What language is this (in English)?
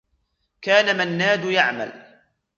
Arabic